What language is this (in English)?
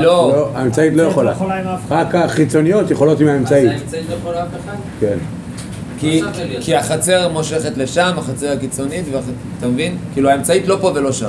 Hebrew